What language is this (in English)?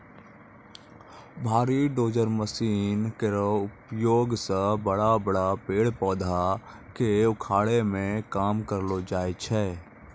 Maithili